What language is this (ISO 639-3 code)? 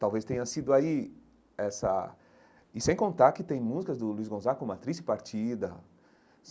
por